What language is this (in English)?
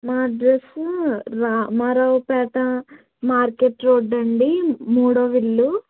Telugu